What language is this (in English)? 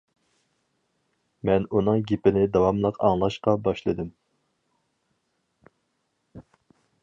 Uyghur